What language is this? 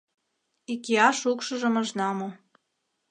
Mari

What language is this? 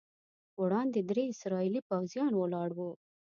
Pashto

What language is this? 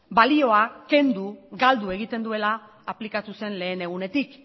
Basque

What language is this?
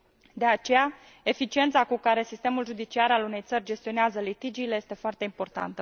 Romanian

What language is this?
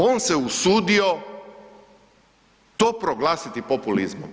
Croatian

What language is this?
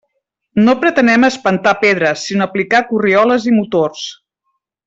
Catalan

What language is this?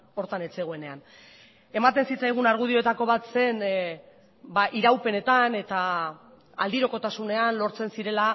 Basque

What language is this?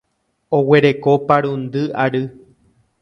Guarani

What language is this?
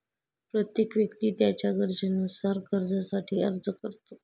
Marathi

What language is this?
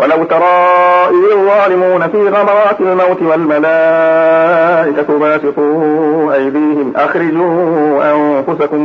Arabic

